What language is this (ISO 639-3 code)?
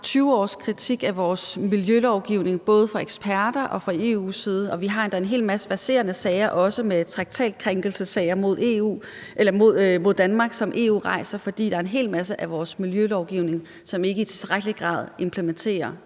dan